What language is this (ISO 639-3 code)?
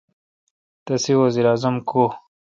xka